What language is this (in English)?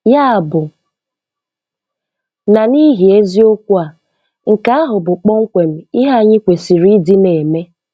Igbo